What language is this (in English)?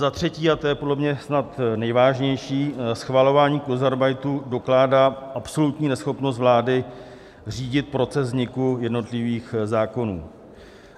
Czech